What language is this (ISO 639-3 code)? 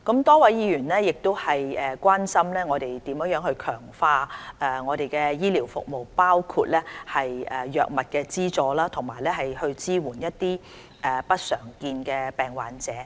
yue